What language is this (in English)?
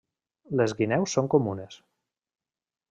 Catalan